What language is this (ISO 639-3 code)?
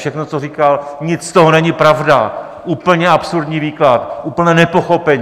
ces